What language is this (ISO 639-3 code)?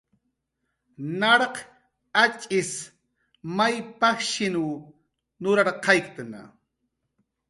jqr